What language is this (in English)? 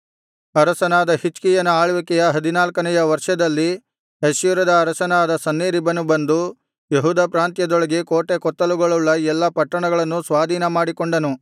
Kannada